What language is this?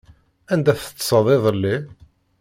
Kabyle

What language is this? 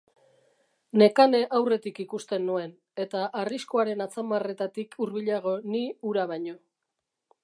Basque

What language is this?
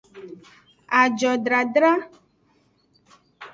Aja (Benin)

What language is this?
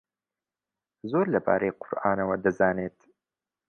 Central Kurdish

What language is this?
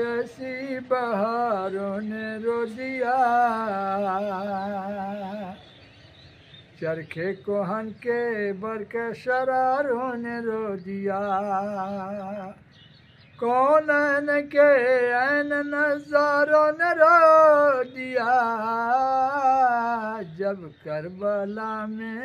Arabic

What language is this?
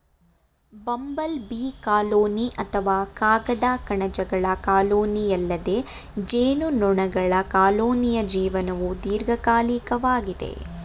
Kannada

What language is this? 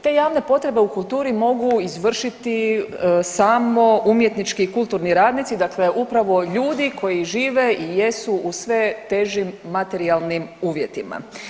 Croatian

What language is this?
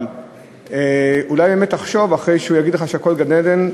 Hebrew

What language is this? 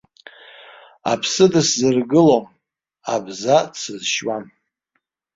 Abkhazian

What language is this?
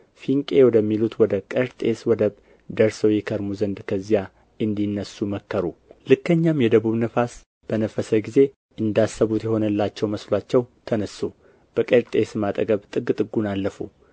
Amharic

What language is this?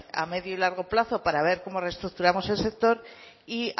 Spanish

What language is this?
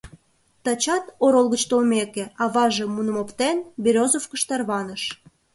Mari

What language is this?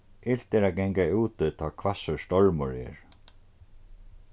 Faroese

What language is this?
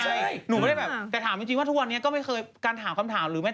Thai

